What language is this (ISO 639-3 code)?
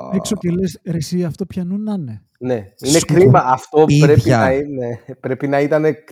ell